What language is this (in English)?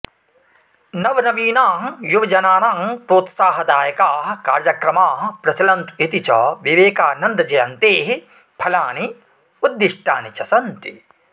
Sanskrit